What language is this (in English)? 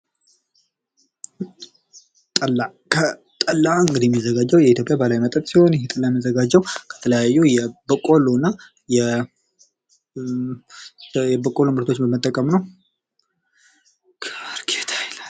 Amharic